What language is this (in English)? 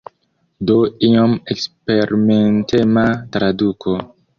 Esperanto